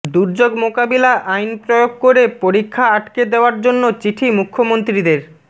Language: Bangla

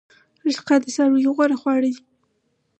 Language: Pashto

